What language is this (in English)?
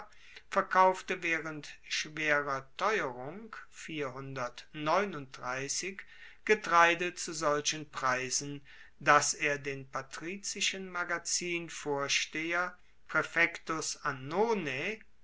German